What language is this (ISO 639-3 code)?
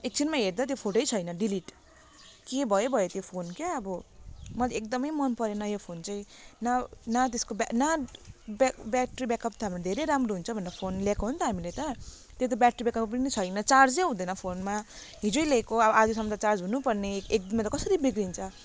nep